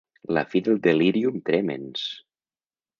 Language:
Catalan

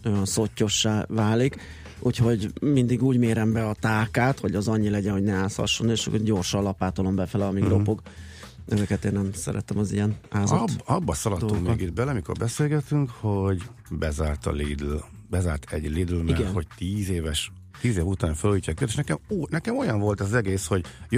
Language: Hungarian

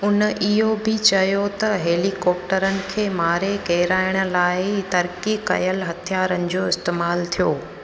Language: Sindhi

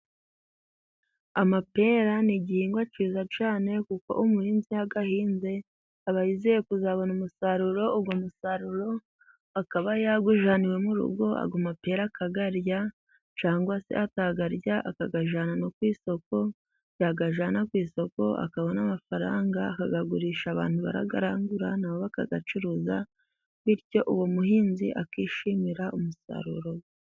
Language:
Kinyarwanda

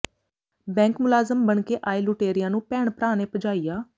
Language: Punjabi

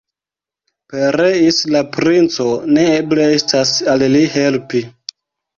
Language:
Esperanto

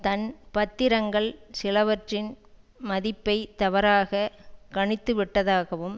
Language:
Tamil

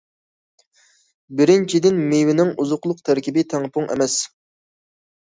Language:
Uyghur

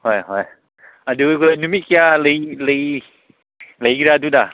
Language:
Manipuri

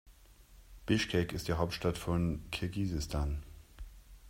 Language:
German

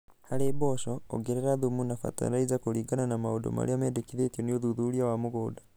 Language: Kikuyu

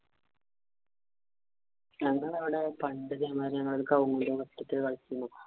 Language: Malayalam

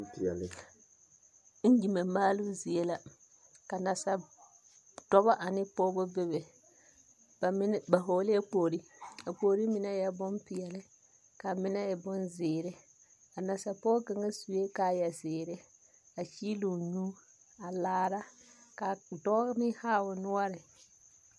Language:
Southern Dagaare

